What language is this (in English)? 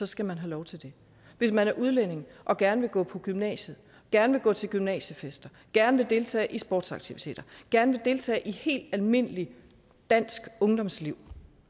Danish